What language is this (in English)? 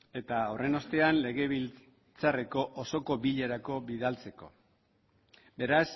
Basque